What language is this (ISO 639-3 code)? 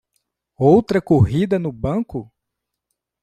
por